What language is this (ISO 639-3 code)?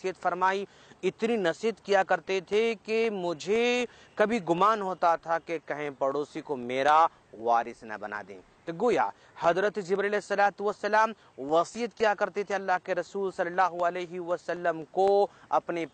ara